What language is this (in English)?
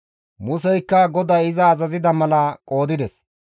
Gamo